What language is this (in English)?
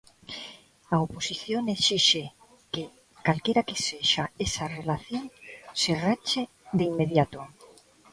Galician